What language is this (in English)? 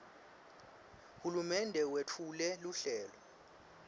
Swati